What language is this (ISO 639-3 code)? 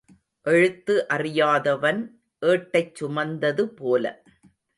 tam